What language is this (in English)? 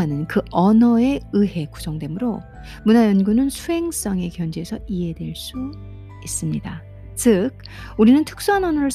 Korean